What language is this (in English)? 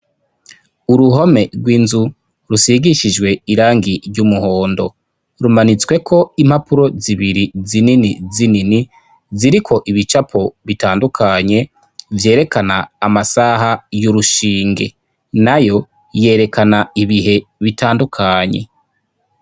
Rundi